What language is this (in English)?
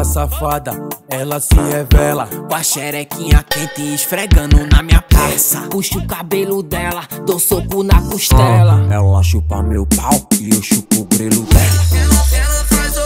Romanian